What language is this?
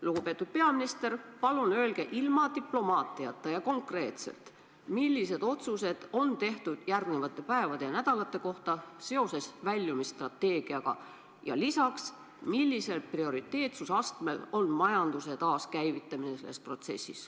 Estonian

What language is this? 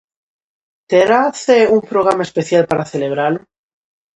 Galician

